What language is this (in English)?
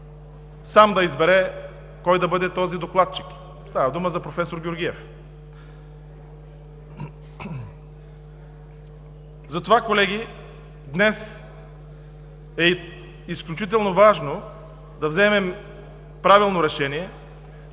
Bulgarian